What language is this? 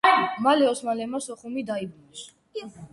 Georgian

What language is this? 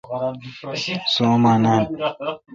Kalkoti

